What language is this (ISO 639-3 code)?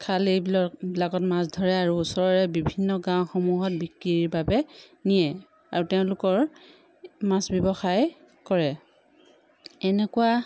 asm